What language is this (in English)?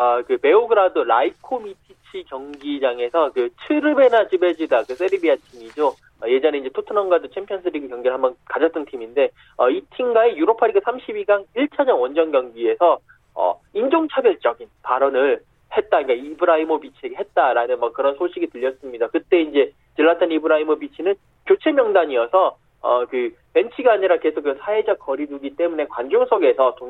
Korean